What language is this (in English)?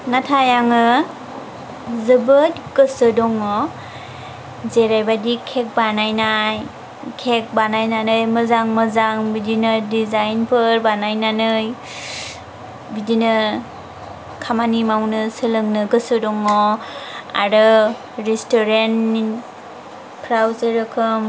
Bodo